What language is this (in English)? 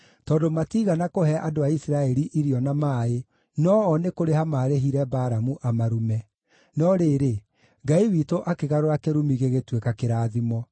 Kikuyu